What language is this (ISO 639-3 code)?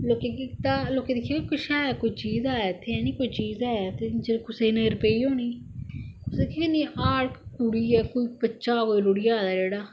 doi